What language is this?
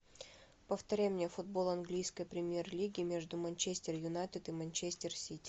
Russian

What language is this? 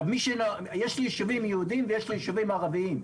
Hebrew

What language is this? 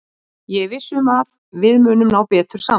Icelandic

